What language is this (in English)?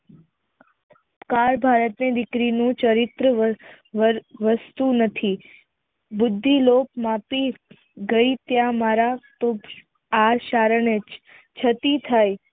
Gujarati